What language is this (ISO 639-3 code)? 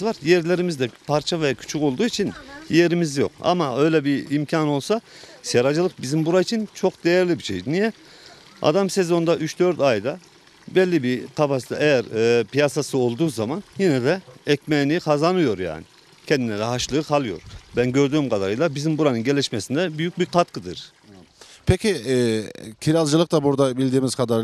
tur